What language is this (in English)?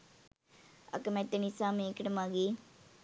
Sinhala